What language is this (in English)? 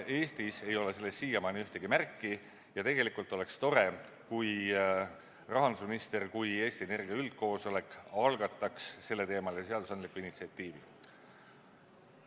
Estonian